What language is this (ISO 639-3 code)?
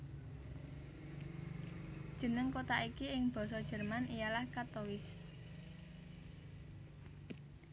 jav